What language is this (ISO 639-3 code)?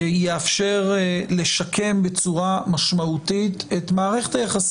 heb